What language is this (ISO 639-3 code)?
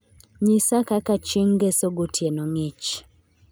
luo